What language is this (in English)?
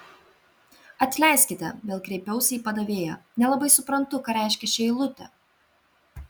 Lithuanian